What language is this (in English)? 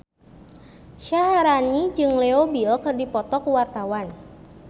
Sundanese